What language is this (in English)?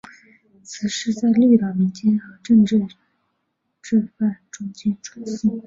Chinese